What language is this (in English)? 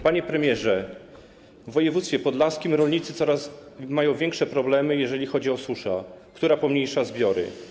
Polish